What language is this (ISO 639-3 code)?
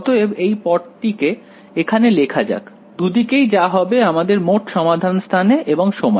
ben